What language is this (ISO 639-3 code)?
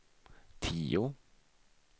swe